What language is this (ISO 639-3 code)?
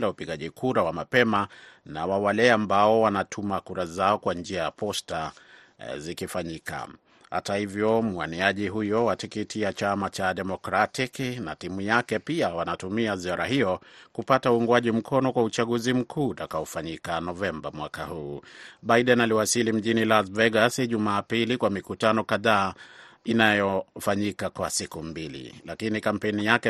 swa